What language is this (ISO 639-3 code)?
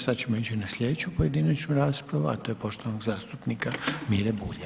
hrv